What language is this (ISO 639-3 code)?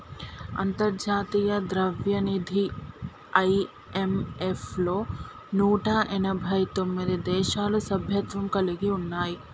tel